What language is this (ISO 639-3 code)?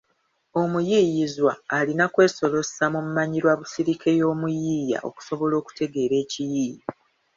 lug